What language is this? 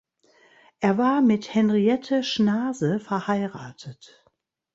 German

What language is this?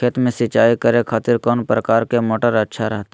Magahi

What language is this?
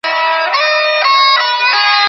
Bangla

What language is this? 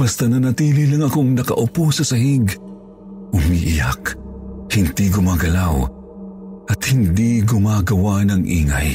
Filipino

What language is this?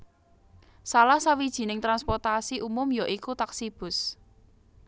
Javanese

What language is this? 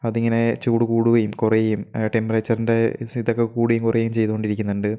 Malayalam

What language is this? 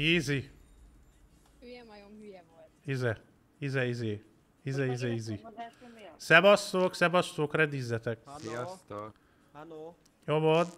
Hungarian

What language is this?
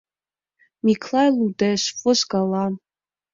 Mari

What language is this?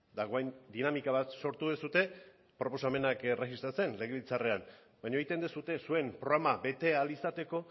Basque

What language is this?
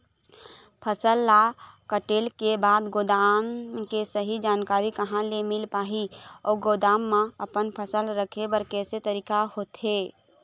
Chhattisgarhi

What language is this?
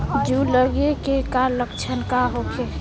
Bhojpuri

